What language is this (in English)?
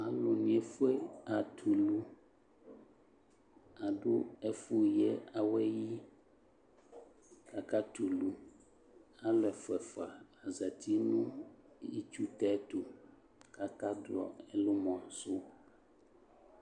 Ikposo